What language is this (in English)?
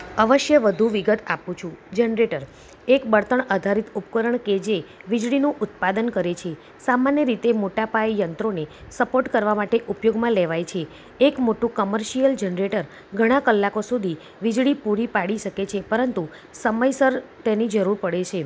Gujarati